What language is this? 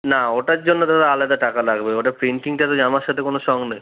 Bangla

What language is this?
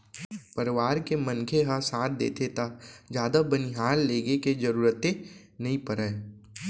Chhattisgarhi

